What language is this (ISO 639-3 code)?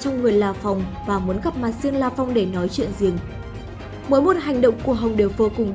vie